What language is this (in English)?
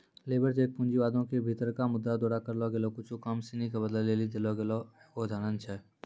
Maithili